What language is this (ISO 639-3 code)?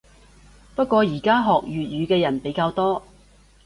yue